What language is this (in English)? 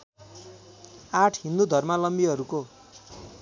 Nepali